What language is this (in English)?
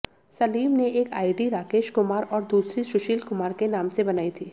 Hindi